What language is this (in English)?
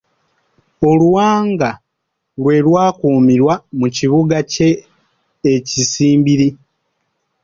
Ganda